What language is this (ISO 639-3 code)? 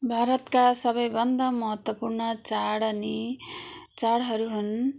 nep